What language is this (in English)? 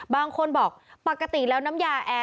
Thai